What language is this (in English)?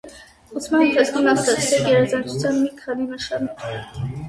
Armenian